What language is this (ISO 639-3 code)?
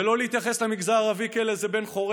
heb